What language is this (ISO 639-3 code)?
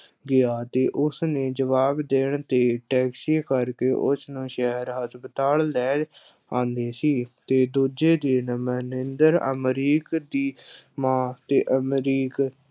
pan